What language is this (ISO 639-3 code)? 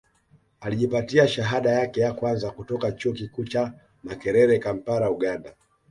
swa